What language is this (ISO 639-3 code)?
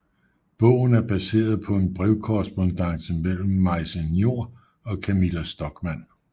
dan